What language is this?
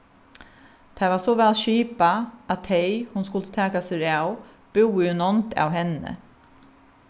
Faroese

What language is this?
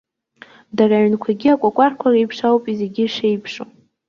Abkhazian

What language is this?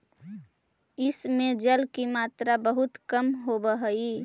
Magahi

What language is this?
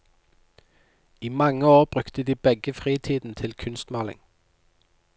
Norwegian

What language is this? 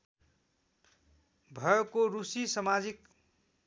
Nepali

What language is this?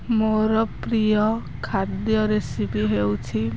Odia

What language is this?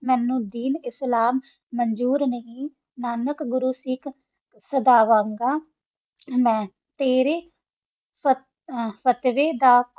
Punjabi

